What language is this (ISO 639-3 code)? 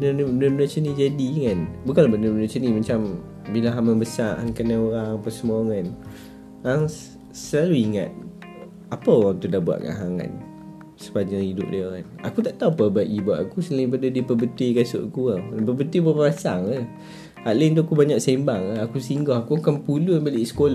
msa